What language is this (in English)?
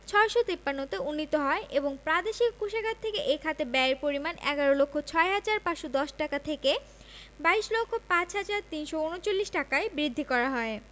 Bangla